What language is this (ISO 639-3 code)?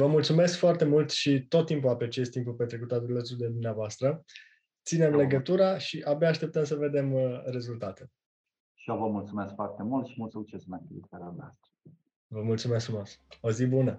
ron